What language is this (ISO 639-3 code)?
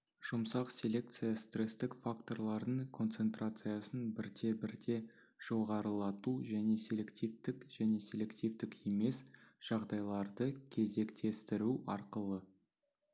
kaz